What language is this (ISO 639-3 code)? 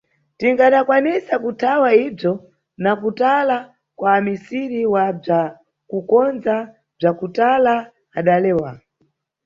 nyu